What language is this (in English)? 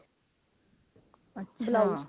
Punjabi